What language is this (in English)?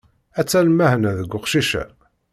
Kabyle